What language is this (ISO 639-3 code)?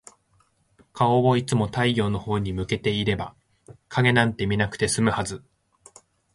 jpn